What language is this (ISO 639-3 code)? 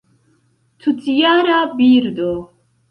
epo